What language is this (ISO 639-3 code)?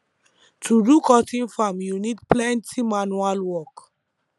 pcm